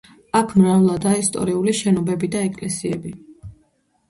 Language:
Georgian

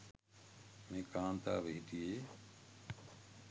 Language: Sinhala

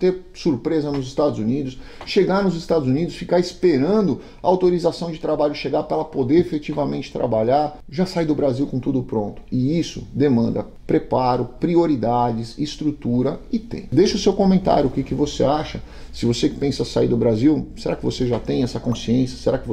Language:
Portuguese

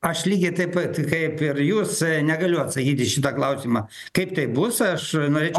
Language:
Lithuanian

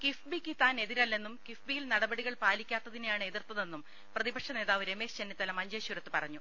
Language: Malayalam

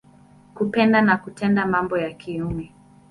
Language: Swahili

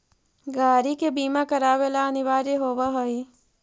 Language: Magahi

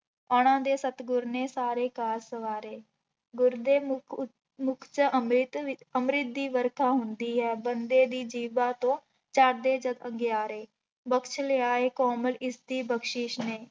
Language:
Punjabi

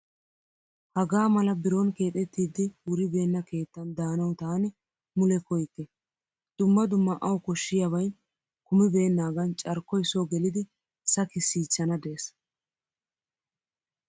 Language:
Wolaytta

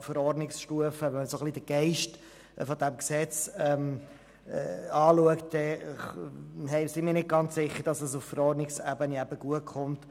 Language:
Swiss German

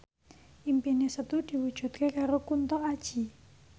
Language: Javanese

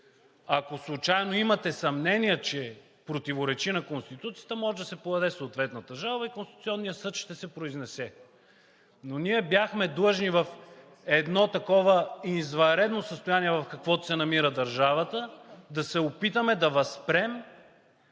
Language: Bulgarian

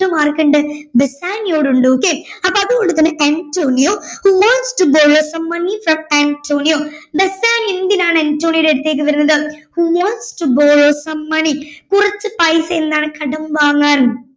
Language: Malayalam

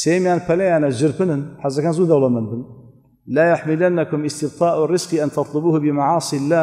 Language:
Arabic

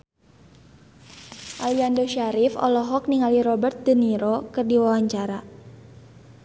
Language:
Sundanese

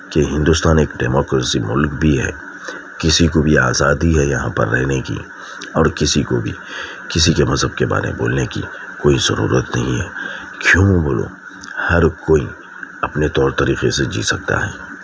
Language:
Urdu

